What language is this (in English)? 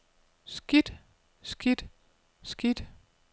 Danish